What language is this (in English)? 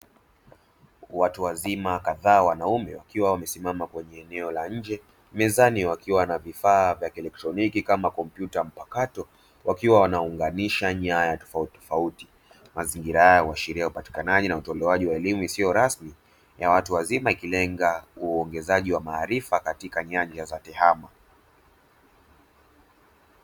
Swahili